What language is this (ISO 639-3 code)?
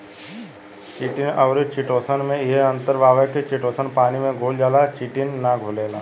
bho